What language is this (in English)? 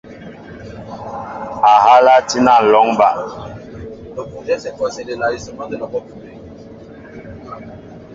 Mbo (Cameroon)